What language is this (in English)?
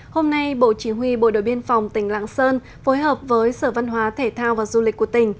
Vietnamese